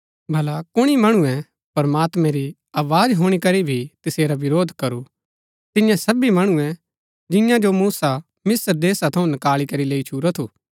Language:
Gaddi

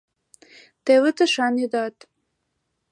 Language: Mari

